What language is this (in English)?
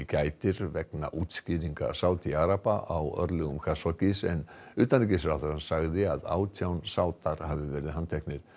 Icelandic